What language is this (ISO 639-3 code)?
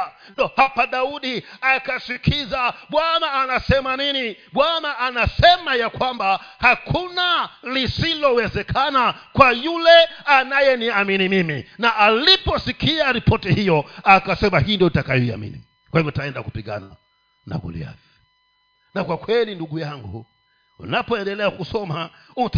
swa